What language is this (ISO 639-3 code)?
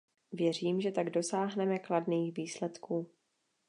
ces